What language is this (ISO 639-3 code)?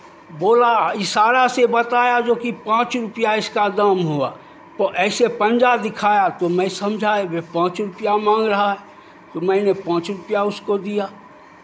hin